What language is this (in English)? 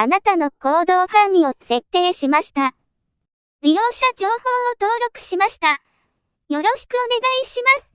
Japanese